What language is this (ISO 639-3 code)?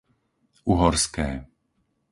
slk